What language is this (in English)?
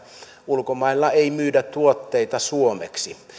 Finnish